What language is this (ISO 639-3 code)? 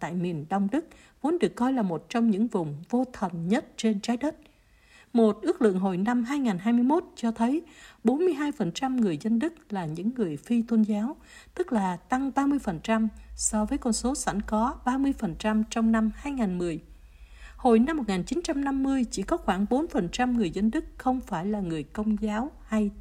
vie